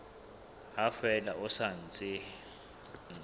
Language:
Southern Sotho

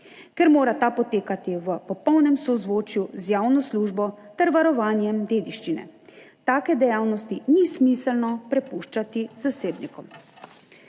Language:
Slovenian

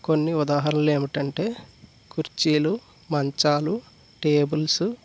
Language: Telugu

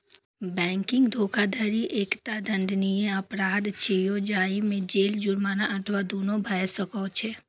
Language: Maithili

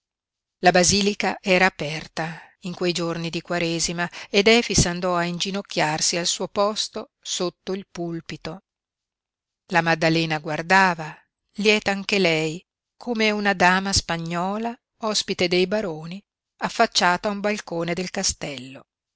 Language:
Italian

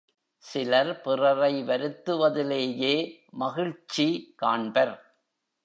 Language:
Tamil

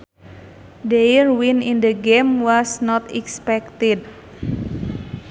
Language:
Sundanese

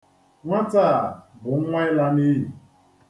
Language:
Igbo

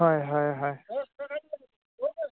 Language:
Assamese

